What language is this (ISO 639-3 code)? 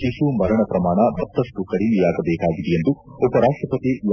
kan